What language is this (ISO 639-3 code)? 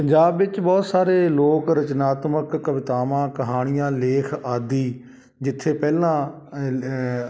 pan